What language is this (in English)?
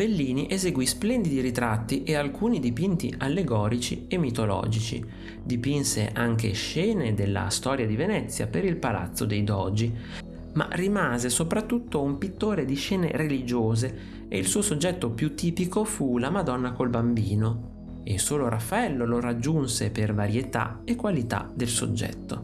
Italian